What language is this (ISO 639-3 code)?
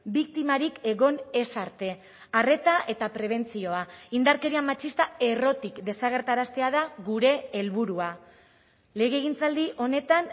eus